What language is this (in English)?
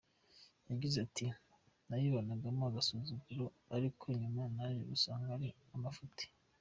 Kinyarwanda